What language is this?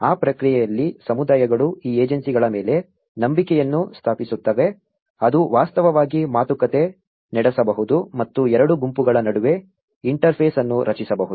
Kannada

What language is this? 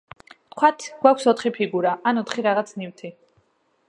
Georgian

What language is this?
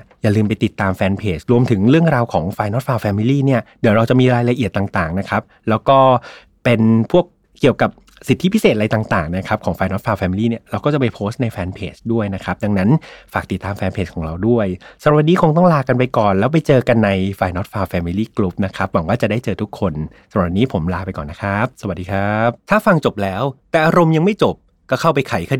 Thai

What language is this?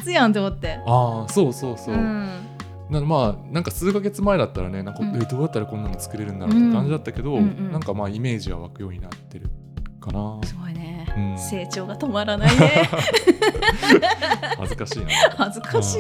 Japanese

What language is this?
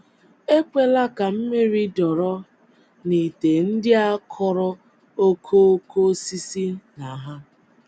Igbo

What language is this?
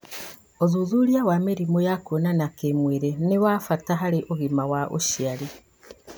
Kikuyu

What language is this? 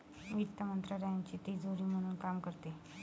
Marathi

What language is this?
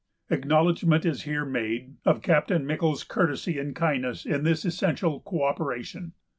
English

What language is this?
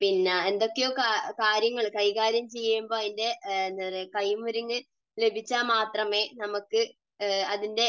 Malayalam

